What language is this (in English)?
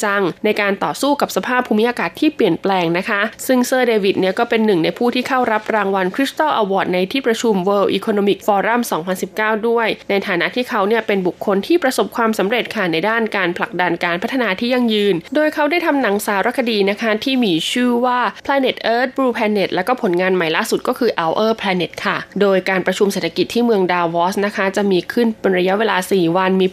Thai